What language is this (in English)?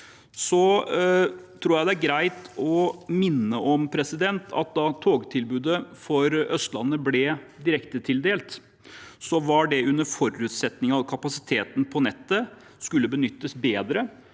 Norwegian